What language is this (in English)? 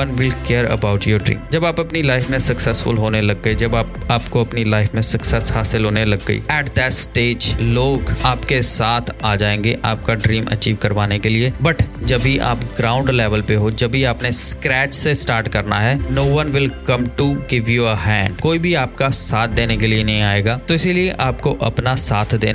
Hindi